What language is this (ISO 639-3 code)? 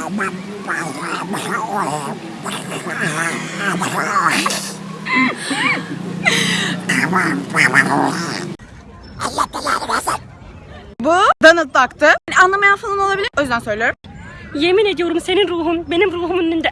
tur